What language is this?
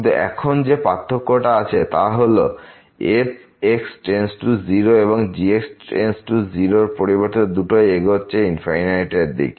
Bangla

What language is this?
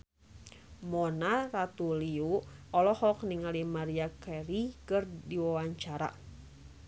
Sundanese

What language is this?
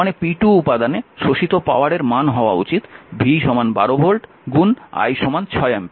Bangla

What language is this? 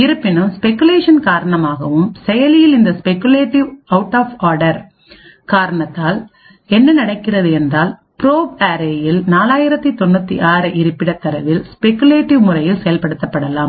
Tamil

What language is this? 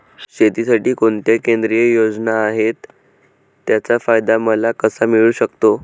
Marathi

